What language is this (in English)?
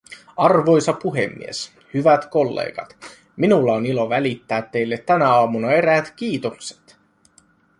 Finnish